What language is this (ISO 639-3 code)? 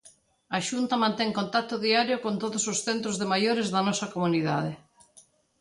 glg